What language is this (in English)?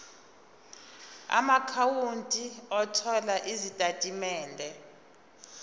Zulu